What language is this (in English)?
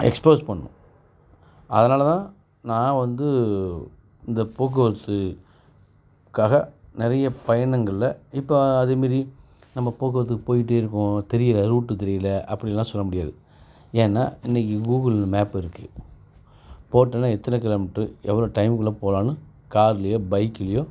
Tamil